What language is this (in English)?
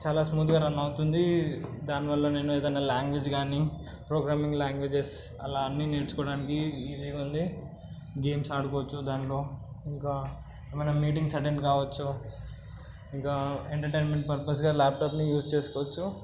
Telugu